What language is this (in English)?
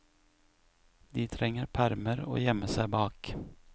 Norwegian